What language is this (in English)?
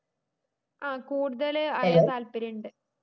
Malayalam